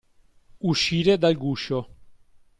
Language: Italian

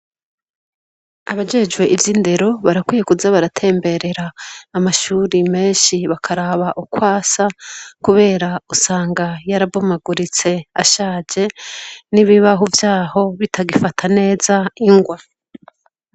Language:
Rundi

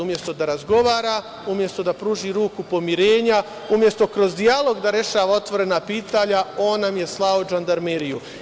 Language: Serbian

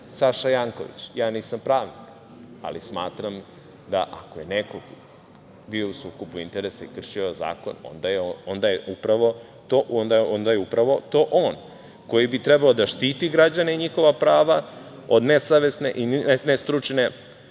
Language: Serbian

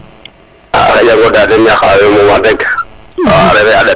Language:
Serer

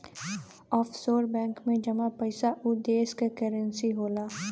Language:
Bhojpuri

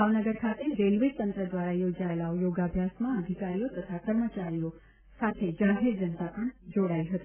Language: Gujarati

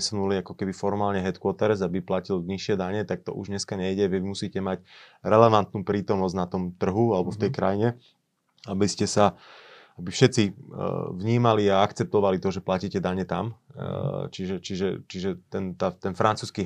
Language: Slovak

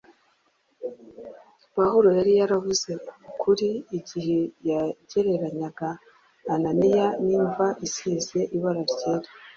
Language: Kinyarwanda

